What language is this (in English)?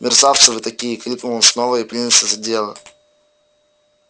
Russian